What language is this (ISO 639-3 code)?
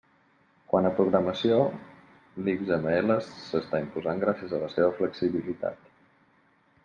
cat